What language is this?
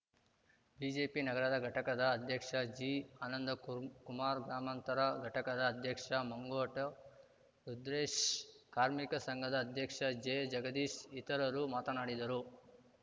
Kannada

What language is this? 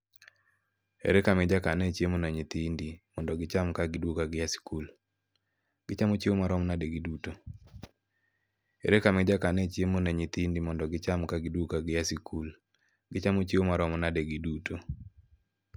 Luo (Kenya and Tanzania)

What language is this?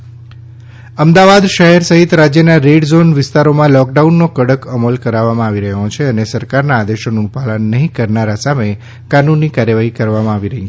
Gujarati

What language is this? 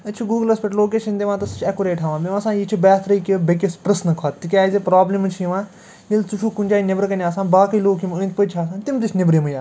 Kashmiri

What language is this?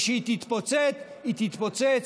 Hebrew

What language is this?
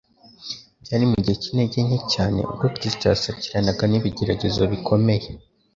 Kinyarwanda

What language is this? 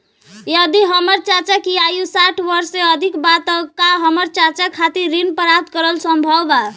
Bhojpuri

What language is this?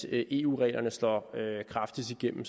Danish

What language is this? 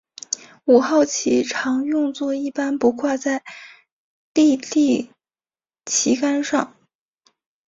Chinese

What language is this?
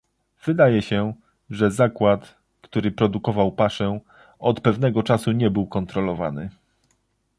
Polish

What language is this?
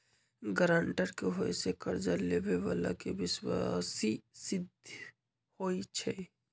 Magahi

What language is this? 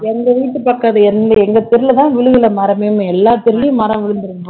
Tamil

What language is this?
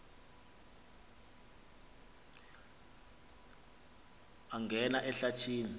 Xhosa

